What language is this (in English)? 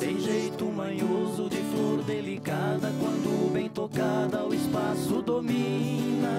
Portuguese